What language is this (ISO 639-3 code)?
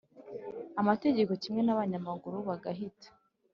kin